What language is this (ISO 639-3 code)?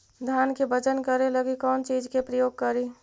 mag